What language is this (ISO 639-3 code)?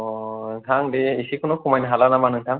brx